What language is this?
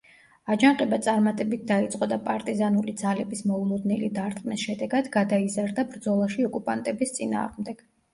Georgian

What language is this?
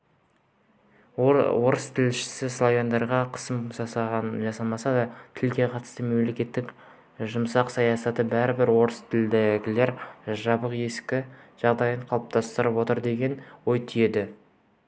Kazakh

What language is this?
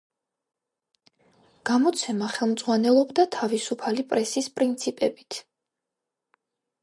Georgian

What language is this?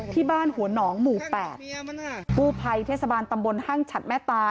Thai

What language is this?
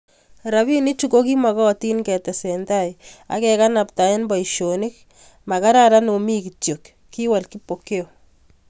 Kalenjin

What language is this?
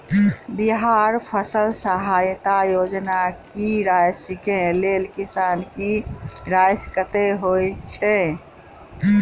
Maithili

